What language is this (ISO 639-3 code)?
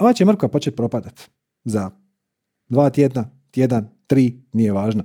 hrv